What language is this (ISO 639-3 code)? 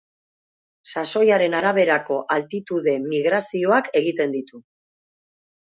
eus